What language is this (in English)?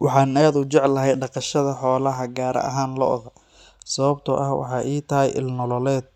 Somali